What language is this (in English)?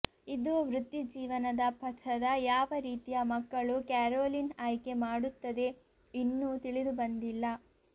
Kannada